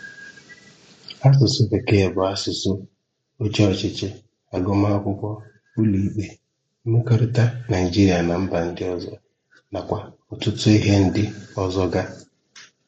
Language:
Igbo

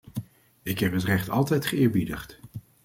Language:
Dutch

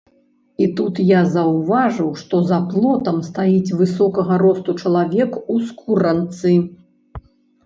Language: Belarusian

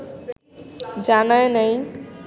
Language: Bangla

